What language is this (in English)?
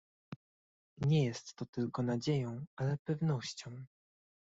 Polish